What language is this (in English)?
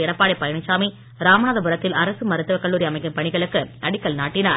Tamil